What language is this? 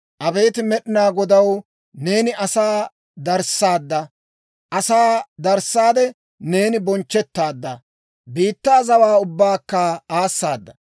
Dawro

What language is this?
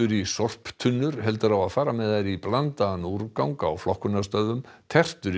Icelandic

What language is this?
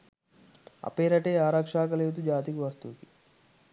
Sinhala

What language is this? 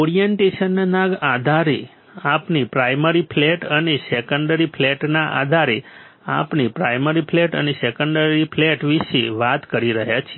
Gujarati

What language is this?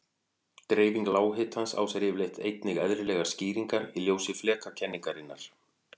Icelandic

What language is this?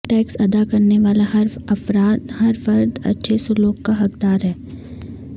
Urdu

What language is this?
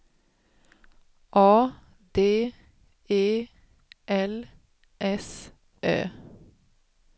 Swedish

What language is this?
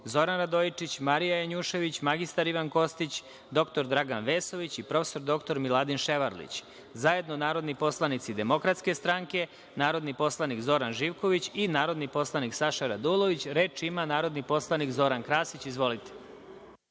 Serbian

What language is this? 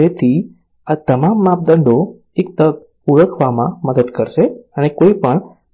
Gujarati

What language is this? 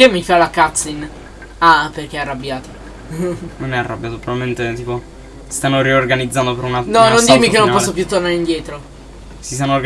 Italian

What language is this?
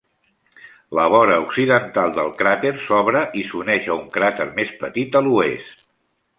Catalan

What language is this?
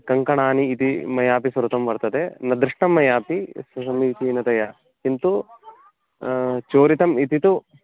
Sanskrit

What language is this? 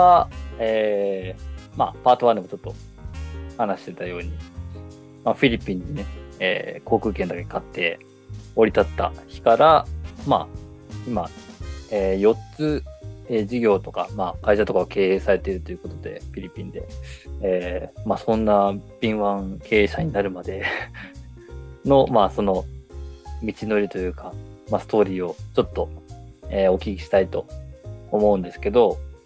Japanese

